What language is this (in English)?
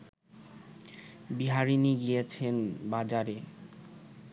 Bangla